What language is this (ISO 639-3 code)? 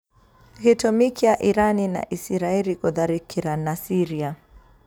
kik